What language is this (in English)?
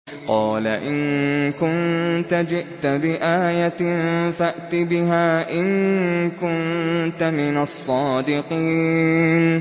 Arabic